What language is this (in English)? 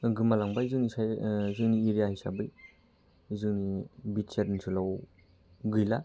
Bodo